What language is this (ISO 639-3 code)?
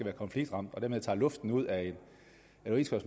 dan